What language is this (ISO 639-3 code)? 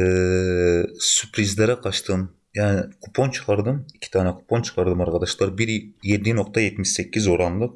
tur